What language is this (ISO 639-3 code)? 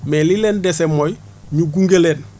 wol